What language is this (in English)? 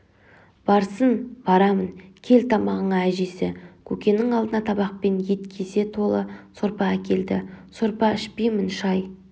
Kazakh